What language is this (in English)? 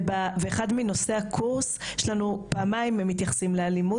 Hebrew